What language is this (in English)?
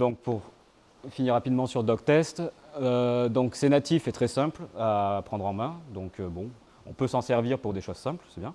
French